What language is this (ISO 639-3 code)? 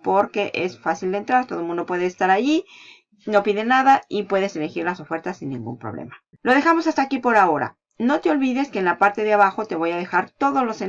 spa